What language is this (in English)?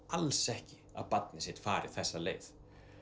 Icelandic